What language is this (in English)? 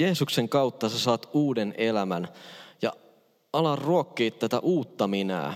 Finnish